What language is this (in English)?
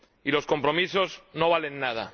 Spanish